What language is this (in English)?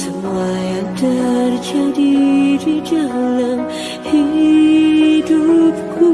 Indonesian